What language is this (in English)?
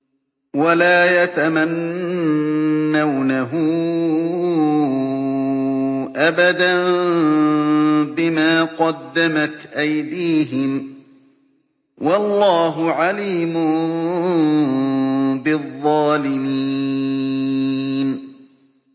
Arabic